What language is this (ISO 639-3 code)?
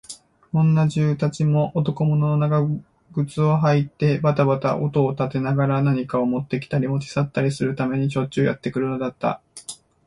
jpn